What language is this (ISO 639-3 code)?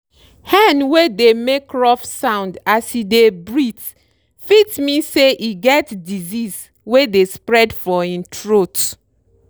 pcm